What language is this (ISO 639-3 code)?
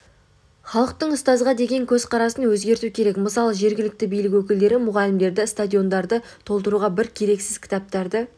kaz